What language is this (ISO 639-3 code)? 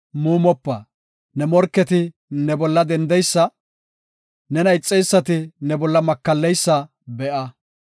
gof